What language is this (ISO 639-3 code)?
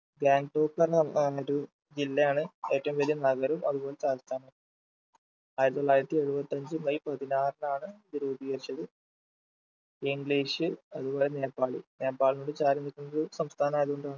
mal